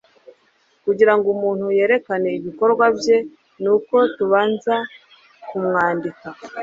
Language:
Kinyarwanda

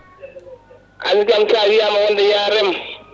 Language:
Fula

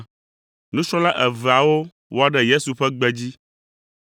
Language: Ewe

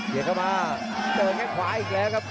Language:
Thai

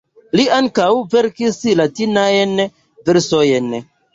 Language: Esperanto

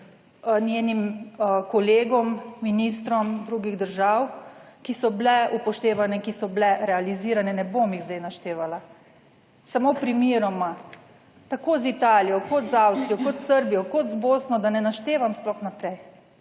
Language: Slovenian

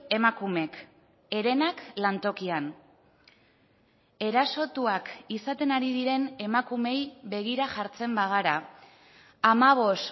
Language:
Basque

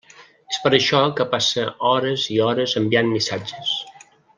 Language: Catalan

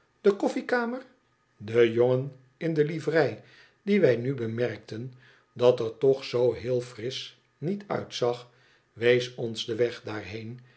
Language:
Dutch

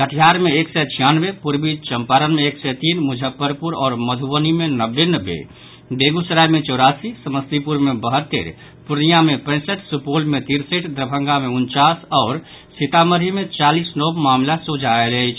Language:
Maithili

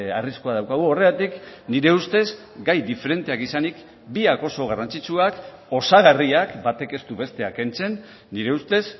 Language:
Basque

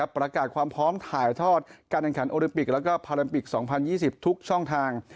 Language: Thai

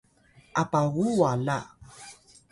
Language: Atayal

